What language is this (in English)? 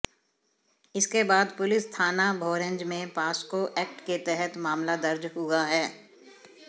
Hindi